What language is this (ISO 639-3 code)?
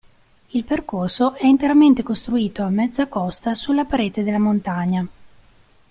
ita